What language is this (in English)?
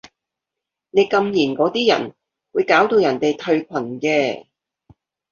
Cantonese